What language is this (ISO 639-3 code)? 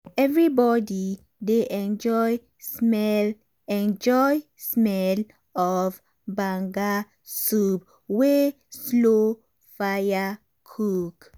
pcm